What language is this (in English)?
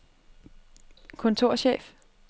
Danish